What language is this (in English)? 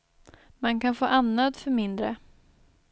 Swedish